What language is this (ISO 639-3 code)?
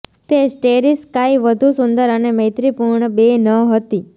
guj